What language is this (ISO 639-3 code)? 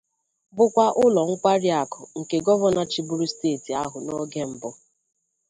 ibo